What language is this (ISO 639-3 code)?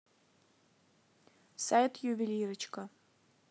rus